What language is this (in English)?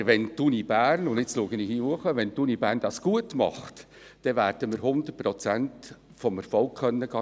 Swiss German